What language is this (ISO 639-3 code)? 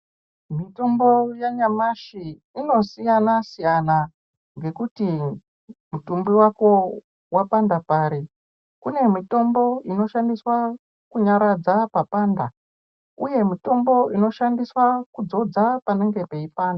ndc